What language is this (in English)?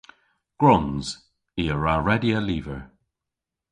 Cornish